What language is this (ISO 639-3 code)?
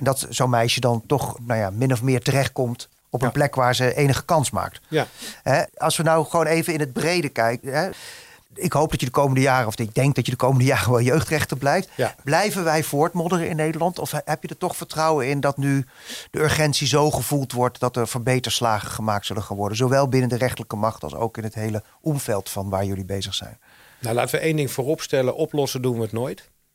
nld